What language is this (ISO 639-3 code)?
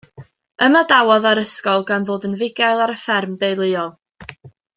cym